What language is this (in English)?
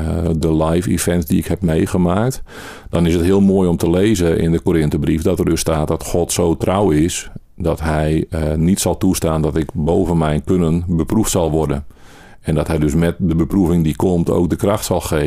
Dutch